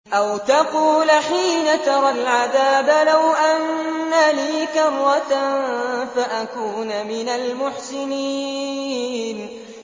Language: Arabic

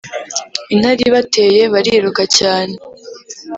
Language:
Kinyarwanda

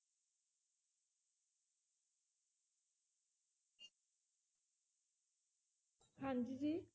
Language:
Punjabi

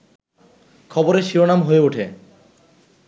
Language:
Bangla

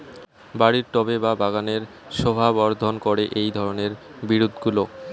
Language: Bangla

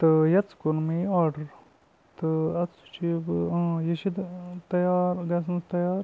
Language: Kashmiri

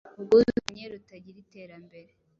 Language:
Kinyarwanda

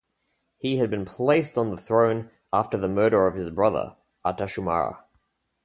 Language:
English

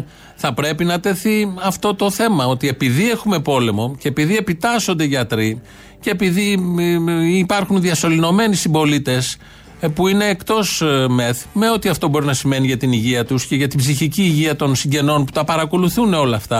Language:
Greek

